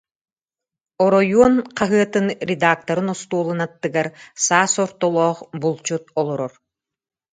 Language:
Yakut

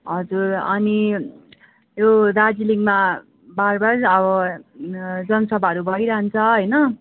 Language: Nepali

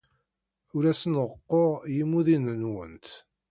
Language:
Kabyle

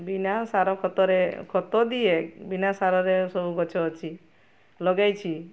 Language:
Odia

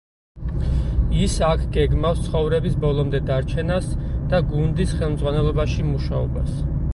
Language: Georgian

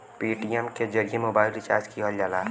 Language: Bhojpuri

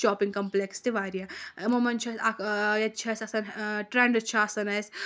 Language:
Kashmiri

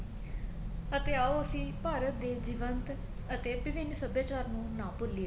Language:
Punjabi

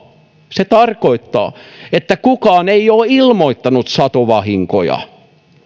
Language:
Finnish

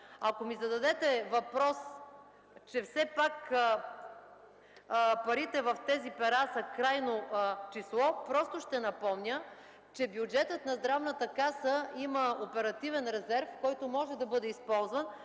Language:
Bulgarian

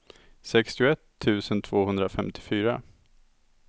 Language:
Swedish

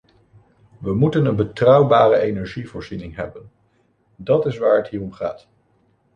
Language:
Dutch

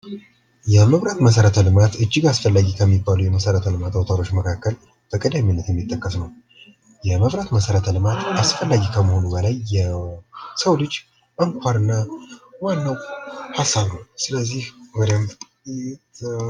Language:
Amharic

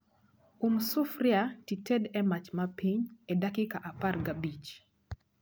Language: Luo (Kenya and Tanzania)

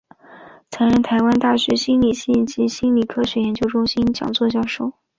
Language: Chinese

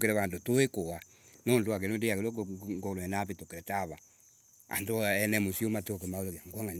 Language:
Embu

